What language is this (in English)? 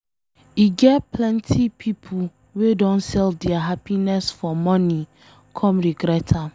Nigerian Pidgin